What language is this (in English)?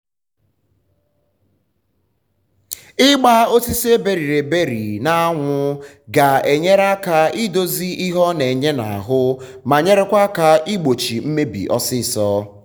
Igbo